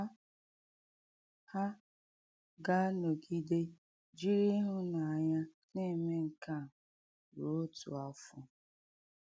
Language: Igbo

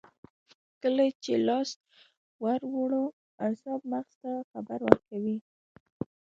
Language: Pashto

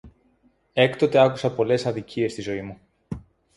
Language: Greek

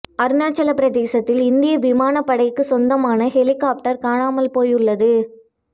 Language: Tamil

